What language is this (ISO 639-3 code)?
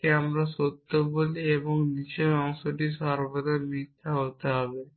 ben